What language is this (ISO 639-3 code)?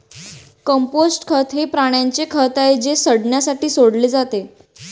mar